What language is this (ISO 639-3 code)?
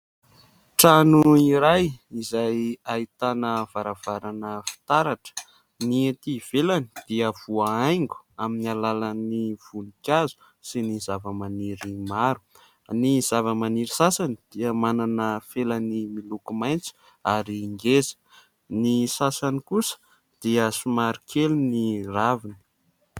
mlg